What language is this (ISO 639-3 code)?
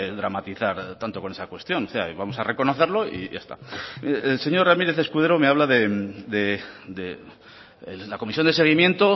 spa